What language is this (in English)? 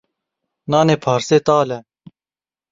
Kurdish